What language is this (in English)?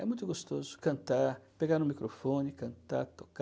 Portuguese